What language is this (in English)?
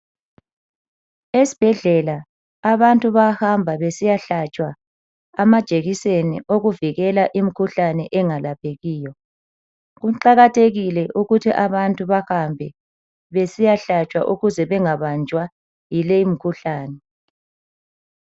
North Ndebele